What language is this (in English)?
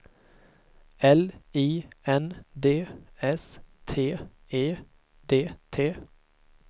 Swedish